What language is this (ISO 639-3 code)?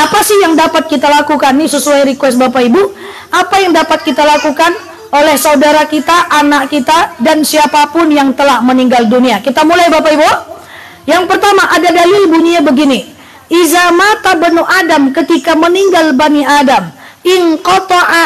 ind